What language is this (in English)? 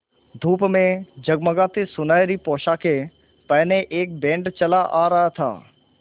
Hindi